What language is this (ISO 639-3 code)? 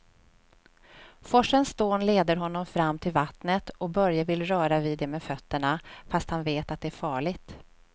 swe